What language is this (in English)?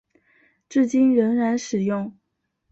Chinese